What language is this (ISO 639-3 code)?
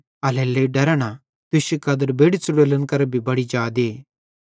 bhd